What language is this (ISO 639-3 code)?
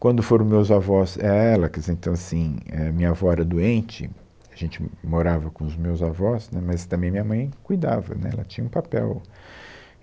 por